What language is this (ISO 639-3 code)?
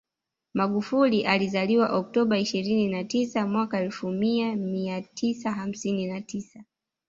swa